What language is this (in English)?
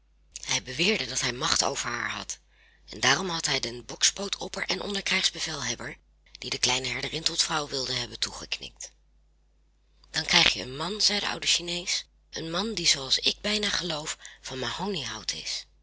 Dutch